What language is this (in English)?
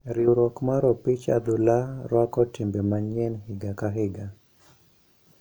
Luo (Kenya and Tanzania)